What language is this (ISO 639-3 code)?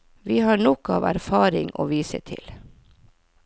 nor